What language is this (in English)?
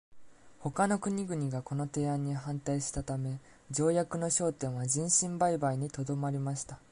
Japanese